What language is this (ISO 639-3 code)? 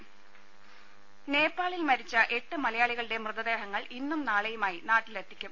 mal